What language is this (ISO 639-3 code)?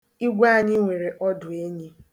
ibo